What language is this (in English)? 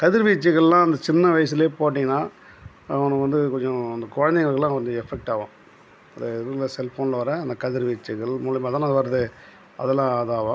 Tamil